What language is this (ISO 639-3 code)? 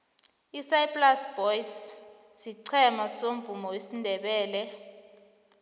nbl